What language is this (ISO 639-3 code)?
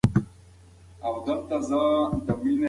pus